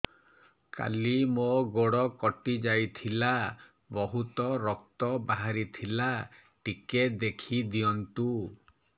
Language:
Odia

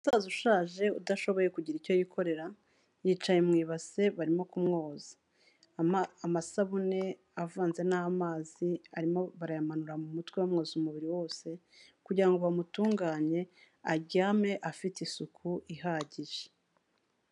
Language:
Kinyarwanda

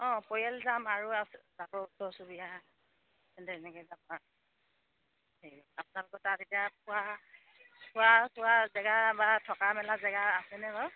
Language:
Assamese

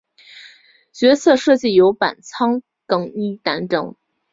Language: Chinese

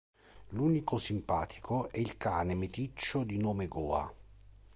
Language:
Italian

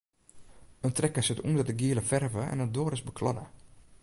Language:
Western Frisian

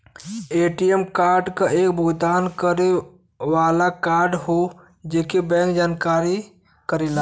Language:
Bhojpuri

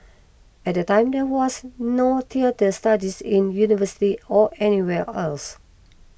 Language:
English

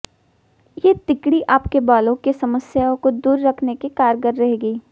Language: Hindi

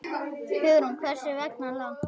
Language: Icelandic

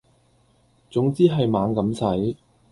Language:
Cantonese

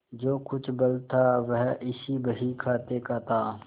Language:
Hindi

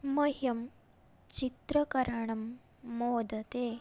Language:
Sanskrit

